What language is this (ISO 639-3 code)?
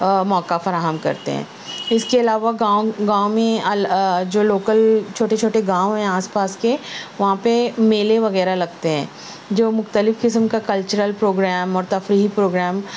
urd